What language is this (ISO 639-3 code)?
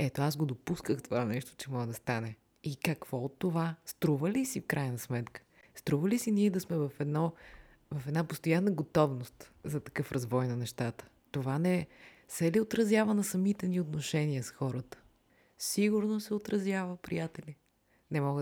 bul